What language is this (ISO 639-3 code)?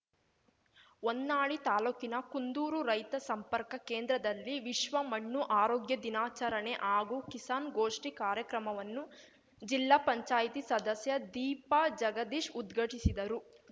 kan